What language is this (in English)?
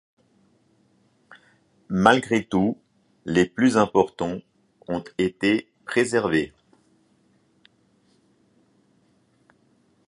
French